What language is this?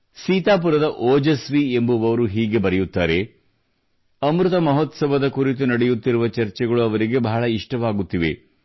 Kannada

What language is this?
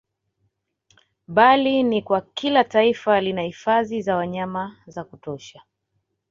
Swahili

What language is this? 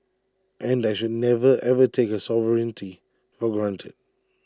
English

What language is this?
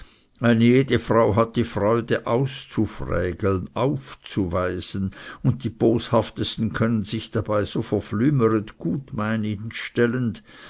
German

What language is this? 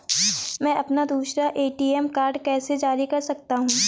Hindi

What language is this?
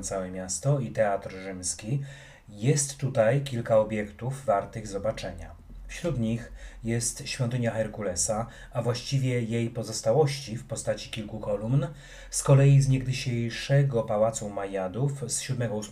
Polish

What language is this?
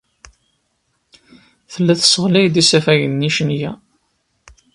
Kabyle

